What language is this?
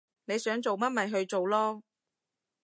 Cantonese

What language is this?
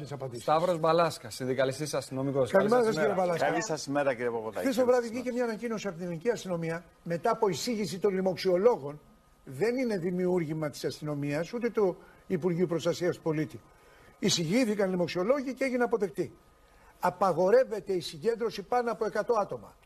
Greek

